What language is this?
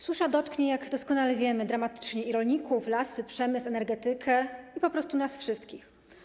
Polish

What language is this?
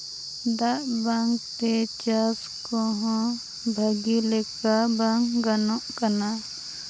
Santali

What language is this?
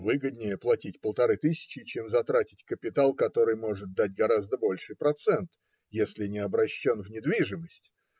Russian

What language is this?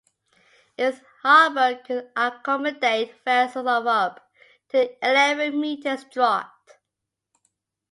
English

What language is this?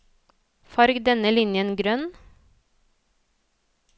Norwegian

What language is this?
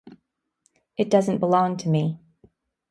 English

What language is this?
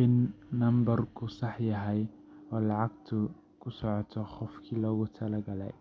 Somali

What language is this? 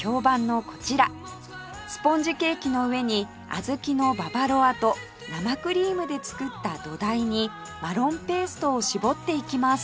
Japanese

